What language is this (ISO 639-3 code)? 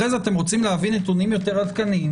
heb